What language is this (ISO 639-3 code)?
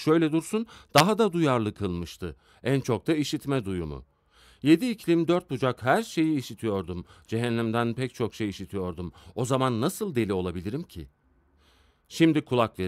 tur